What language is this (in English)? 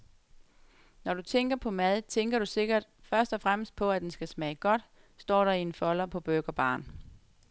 Danish